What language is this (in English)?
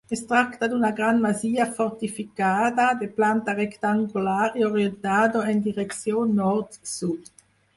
Catalan